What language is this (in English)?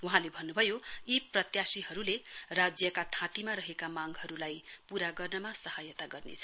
Nepali